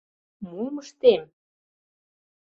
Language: Mari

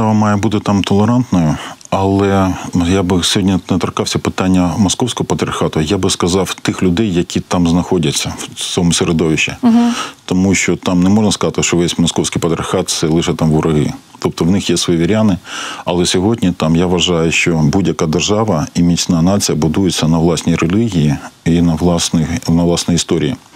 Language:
Ukrainian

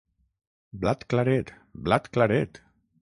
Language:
Catalan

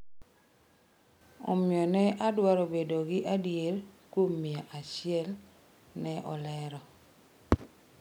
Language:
Luo (Kenya and Tanzania)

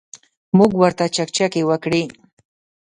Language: Pashto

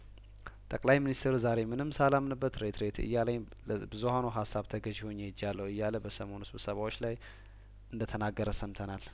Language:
Amharic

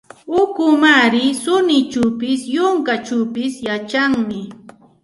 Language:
Santa Ana de Tusi Pasco Quechua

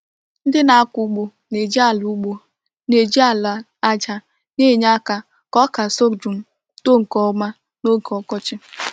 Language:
Igbo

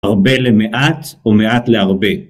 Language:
Hebrew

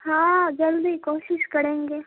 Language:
Urdu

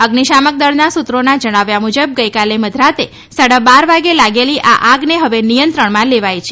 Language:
Gujarati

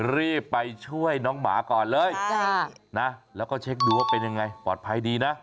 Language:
Thai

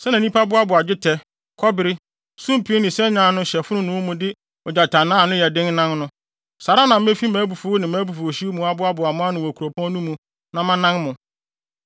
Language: Akan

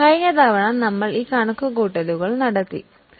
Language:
Malayalam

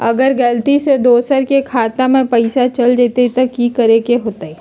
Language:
Magahi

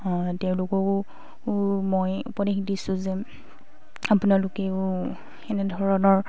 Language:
Assamese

